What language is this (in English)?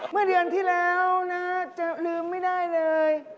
Thai